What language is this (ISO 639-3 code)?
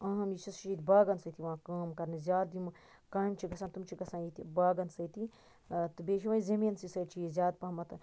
kas